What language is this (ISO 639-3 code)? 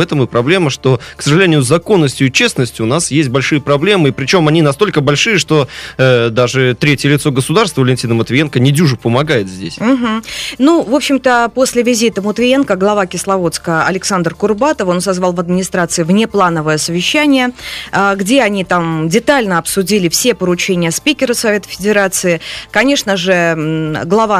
rus